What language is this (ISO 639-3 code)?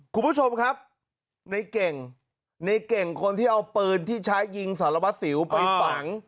tha